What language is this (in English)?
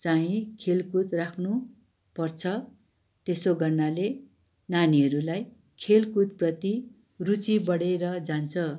Nepali